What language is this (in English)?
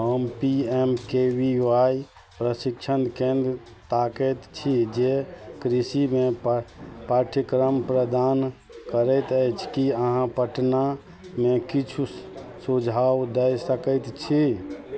Maithili